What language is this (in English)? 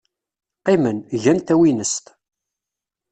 Kabyle